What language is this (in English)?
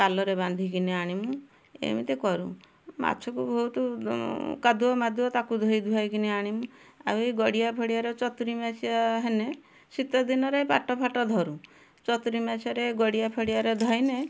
Odia